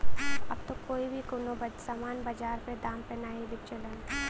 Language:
Bhojpuri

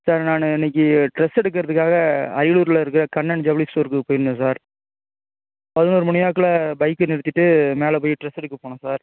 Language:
Tamil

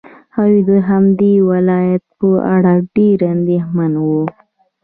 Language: Pashto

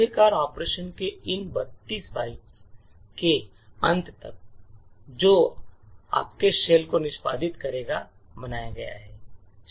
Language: Hindi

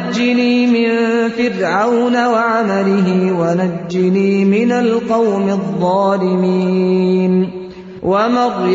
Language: Urdu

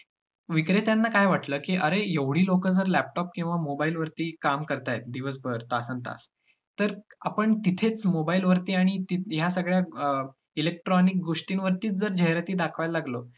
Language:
Marathi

